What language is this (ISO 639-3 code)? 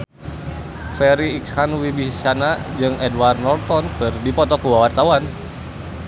sun